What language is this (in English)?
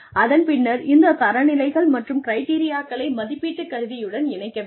Tamil